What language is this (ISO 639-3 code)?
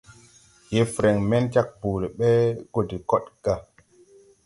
tui